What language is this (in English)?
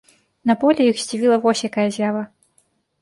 Belarusian